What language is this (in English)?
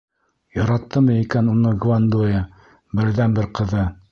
Bashkir